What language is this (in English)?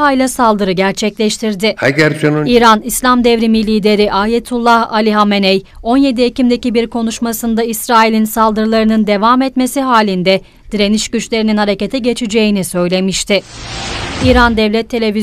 Turkish